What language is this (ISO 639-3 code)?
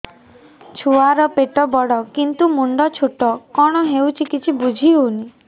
ori